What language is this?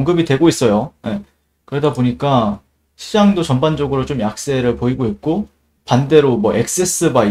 Korean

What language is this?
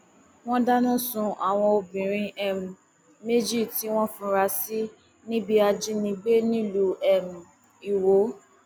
Yoruba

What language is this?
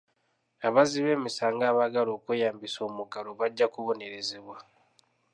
Ganda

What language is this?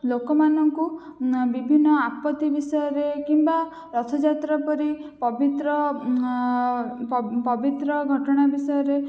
Odia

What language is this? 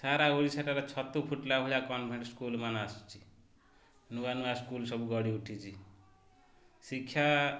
Odia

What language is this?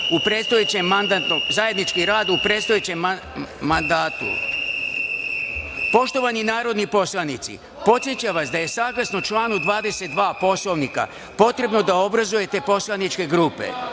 Serbian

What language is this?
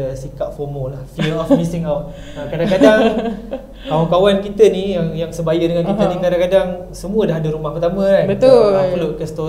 Malay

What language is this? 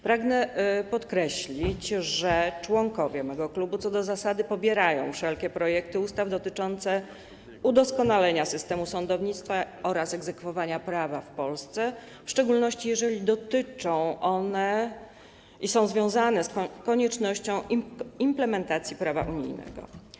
Polish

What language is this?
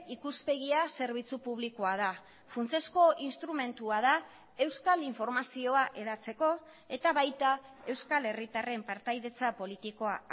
Basque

